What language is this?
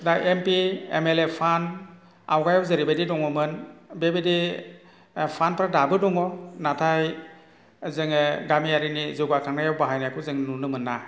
Bodo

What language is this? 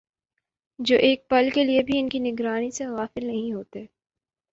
Urdu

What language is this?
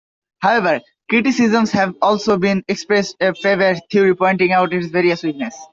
English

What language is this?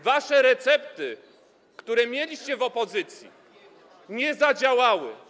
Polish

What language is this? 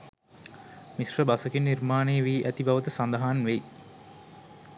Sinhala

